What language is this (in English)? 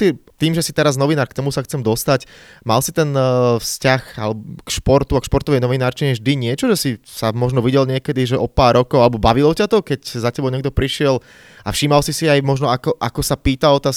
Slovak